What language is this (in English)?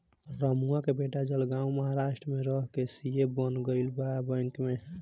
Bhojpuri